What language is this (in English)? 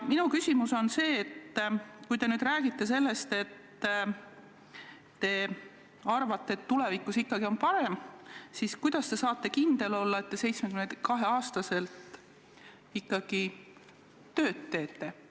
Estonian